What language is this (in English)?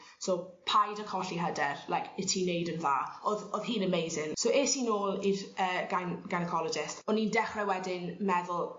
Welsh